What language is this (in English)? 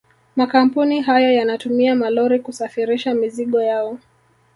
Swahili